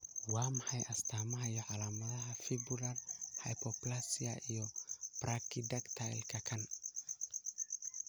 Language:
Somali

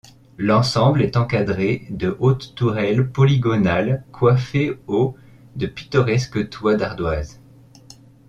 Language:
French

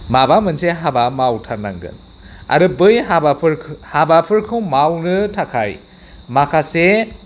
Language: Bodo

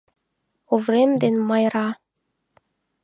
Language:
Mari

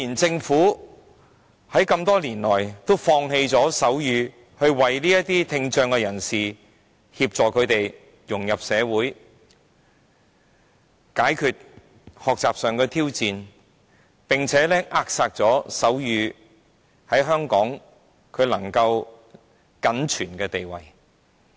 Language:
Cantonese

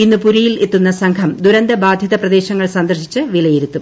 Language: Malayalam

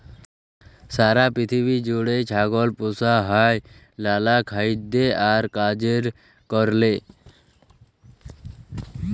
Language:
Bangla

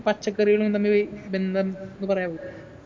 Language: Malayalam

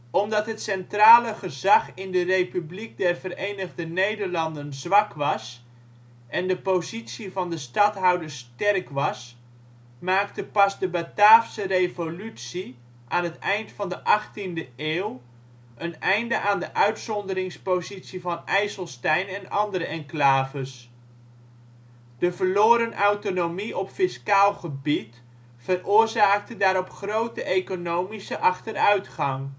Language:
Dutch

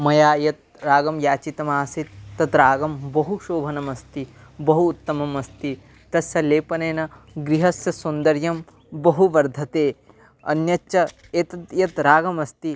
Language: Sanskrit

